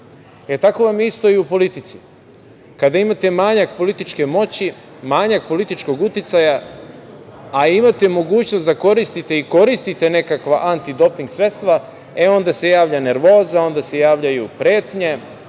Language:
Serbian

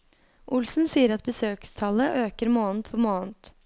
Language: Norwegian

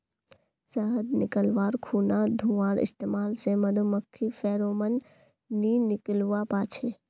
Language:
Magahi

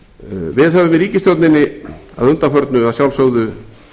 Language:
Icelandic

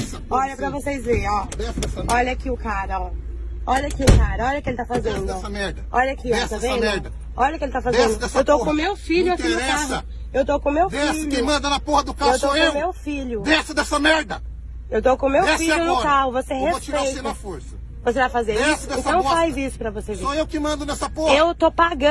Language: Portuguese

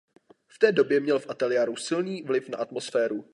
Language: Czech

